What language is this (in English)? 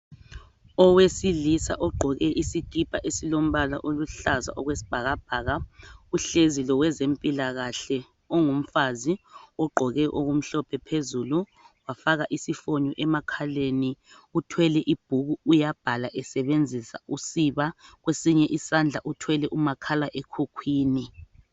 North Ndebele